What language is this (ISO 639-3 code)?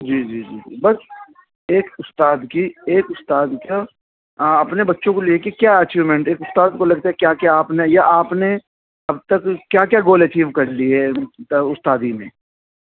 urd